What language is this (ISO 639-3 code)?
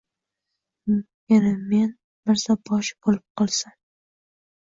uzb